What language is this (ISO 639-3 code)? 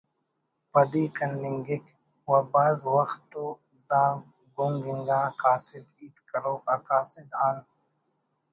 brh